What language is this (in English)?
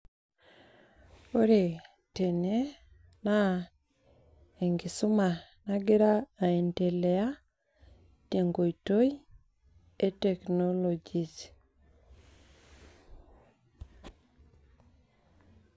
Masai